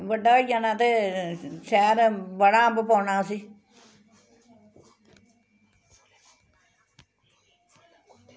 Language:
Dogri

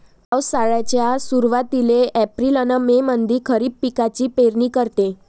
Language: Marathi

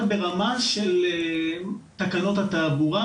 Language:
Hebrew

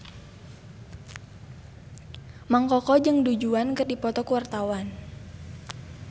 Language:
Sundanese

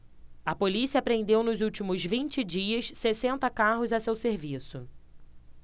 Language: Portuguese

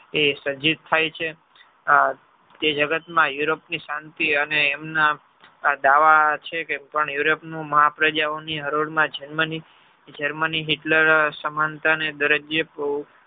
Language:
Gujarati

